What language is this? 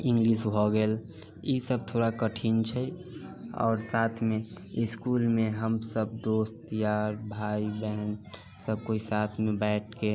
Maithili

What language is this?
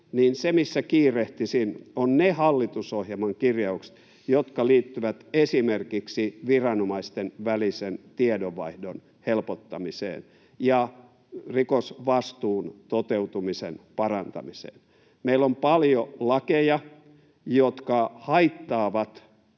Finnish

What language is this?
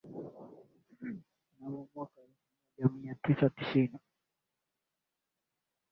Swahili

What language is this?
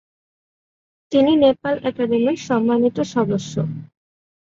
Bangla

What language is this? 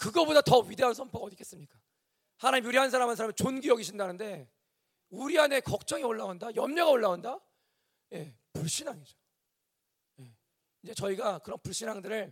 Korean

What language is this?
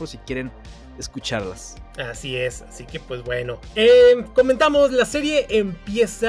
Spanish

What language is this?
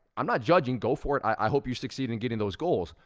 English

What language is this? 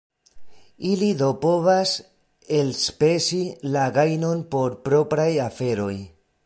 Esperanto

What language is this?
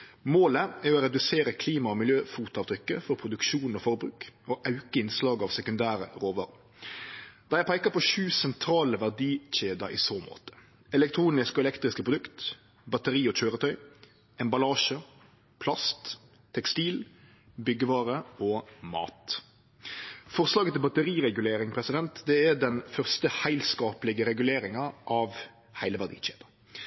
Norwegian Nynorsk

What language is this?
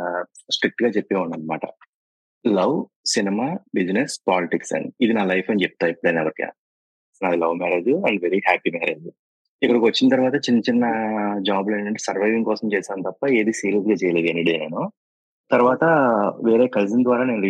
Telugu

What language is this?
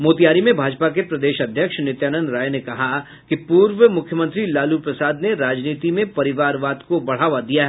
Hindi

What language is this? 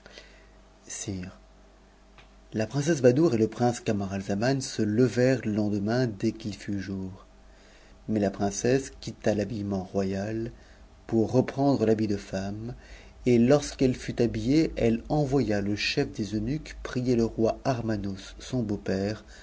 French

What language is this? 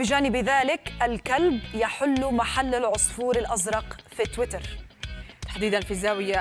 Arabic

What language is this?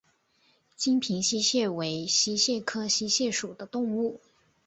Chinese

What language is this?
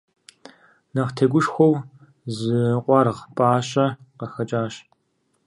Kabardian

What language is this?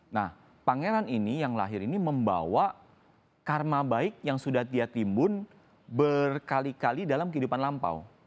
Indonesian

